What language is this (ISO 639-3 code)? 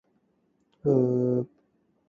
yue